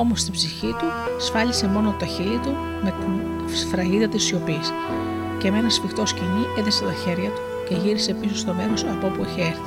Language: Greek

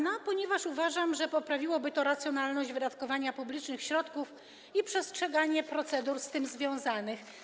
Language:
Polish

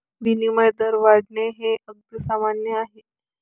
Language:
Marathi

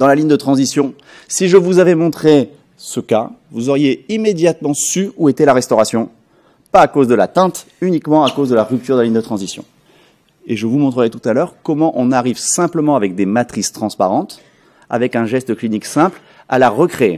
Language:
French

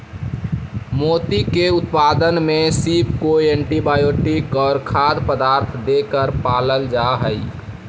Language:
Magahi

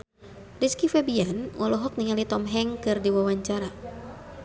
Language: Sundanese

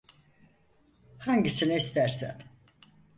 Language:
Turkish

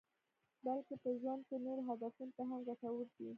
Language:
Pashto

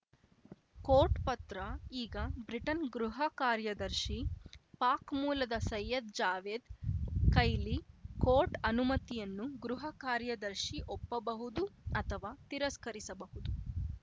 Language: Kannada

